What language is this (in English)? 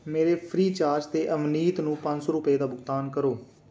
Punjabi